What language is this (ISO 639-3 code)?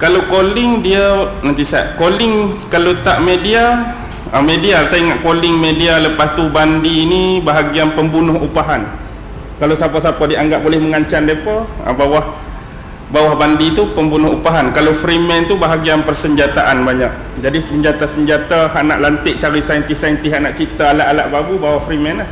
msa